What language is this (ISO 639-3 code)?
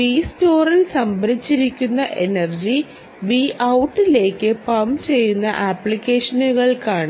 mal